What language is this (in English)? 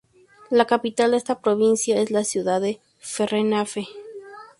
Spanish